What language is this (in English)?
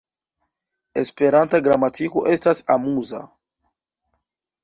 Esperanto